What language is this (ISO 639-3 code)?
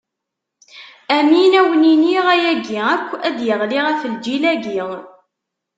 kab